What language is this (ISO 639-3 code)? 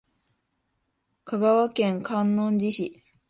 jpn